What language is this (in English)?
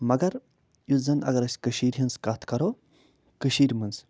Kashmiri